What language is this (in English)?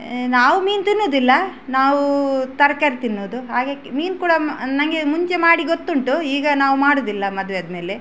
Kannada